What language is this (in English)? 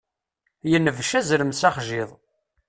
Kabyle